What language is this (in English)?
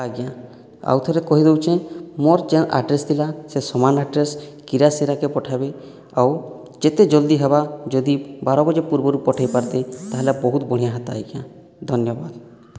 Odia